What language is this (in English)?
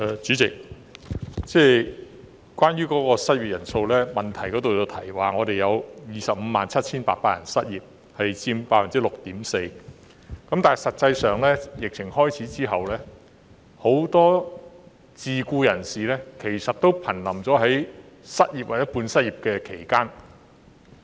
Cantonese